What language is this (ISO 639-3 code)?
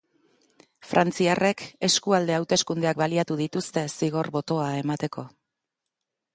eus